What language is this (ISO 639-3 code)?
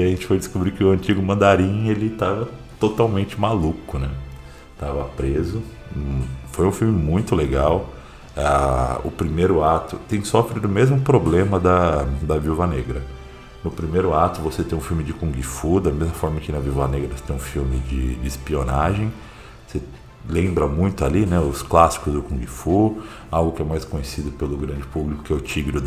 por